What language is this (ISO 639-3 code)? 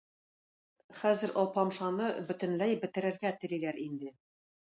tat